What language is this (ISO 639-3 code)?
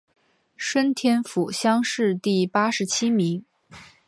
zho